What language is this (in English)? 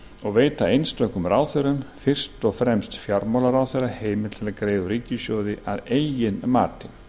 Icelandic